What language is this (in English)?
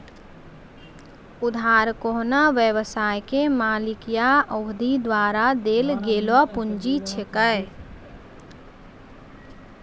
Maithili